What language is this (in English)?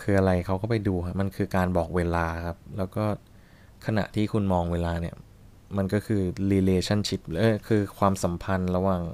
Thai